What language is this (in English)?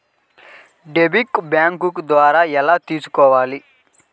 Telugu